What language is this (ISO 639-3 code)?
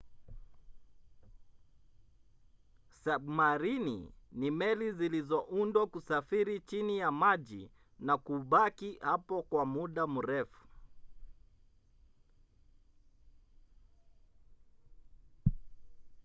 swa